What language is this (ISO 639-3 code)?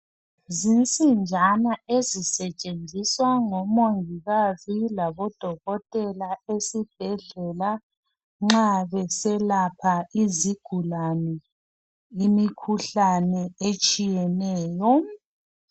nde